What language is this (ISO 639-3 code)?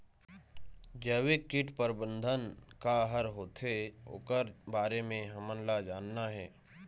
hne